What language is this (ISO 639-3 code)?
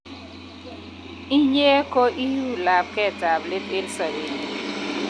kln